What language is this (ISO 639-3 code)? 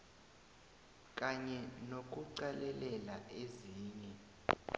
nbl